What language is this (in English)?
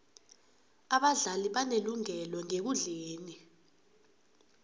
South Ndebele